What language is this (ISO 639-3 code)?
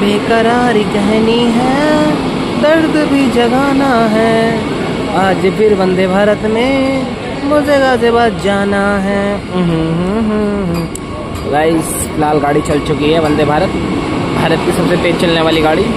hin